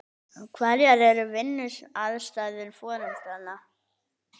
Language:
Icelandic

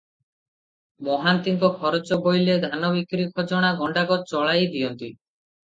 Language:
Odia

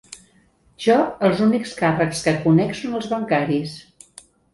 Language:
Catalan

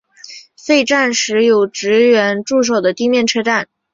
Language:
Chinese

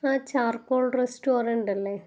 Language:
Malayalam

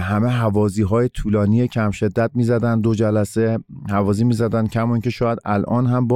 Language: Persian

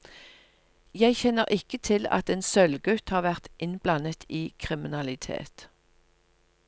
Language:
Norwegian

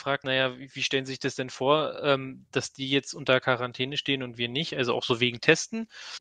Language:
German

